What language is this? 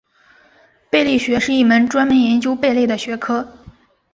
Chinese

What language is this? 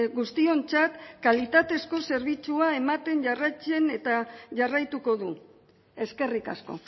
Basque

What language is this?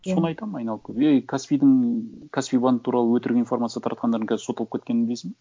Kazakh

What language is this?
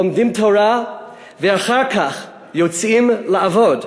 Hebrew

